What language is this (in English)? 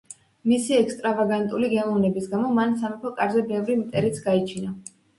Georgian